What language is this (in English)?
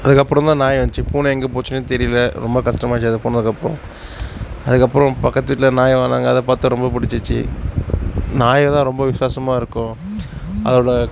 Tamil